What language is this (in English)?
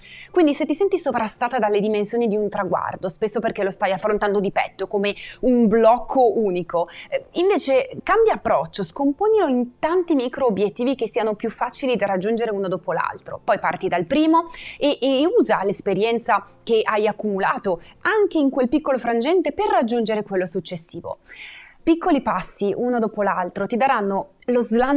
Italian